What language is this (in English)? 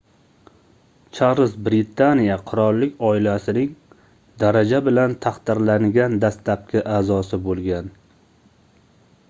Uzbek